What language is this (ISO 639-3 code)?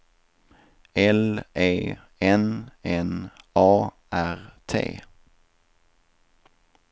swe